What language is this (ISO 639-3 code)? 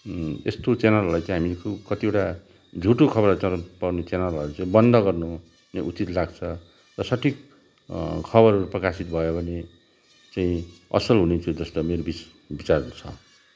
nep